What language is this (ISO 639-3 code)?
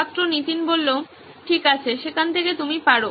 ben